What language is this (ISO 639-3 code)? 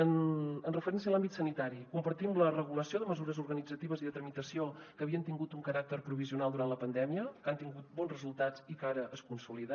cat